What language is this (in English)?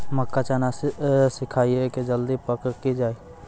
Maithili